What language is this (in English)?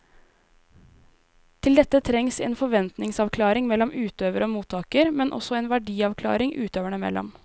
Norwegian